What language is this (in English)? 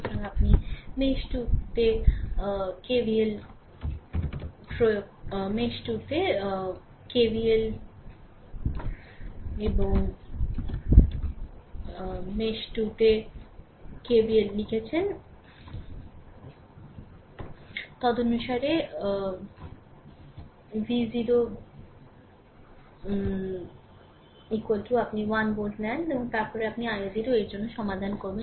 Bangla